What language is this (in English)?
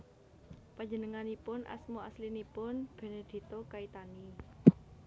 Javanese